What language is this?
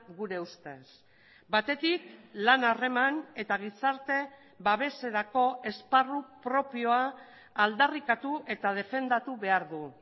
Basque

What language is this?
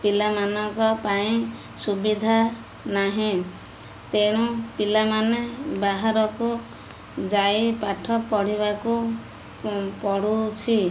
Odia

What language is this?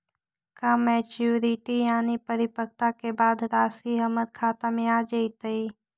Magahi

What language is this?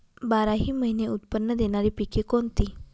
Marathi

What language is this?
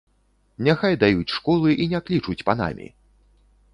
Belarusian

